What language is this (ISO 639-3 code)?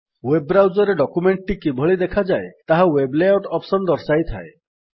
ori